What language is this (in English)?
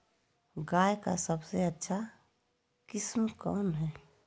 Magahi